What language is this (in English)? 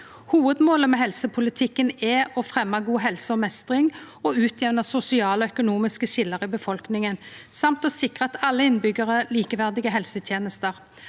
Norwegian